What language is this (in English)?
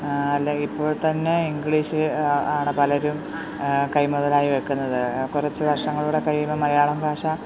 Malayalam